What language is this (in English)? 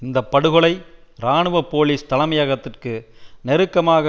Tamil